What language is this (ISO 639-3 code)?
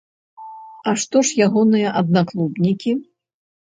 bel